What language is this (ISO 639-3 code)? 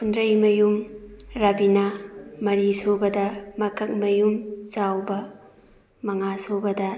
mni